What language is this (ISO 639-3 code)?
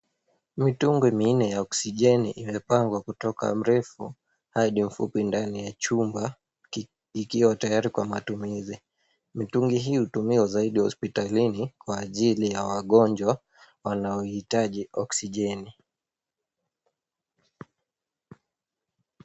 swa